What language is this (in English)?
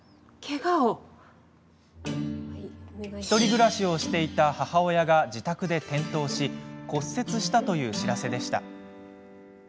Japanese